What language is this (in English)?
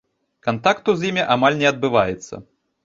Belarusian